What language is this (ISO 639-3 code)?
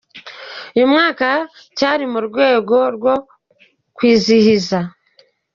kin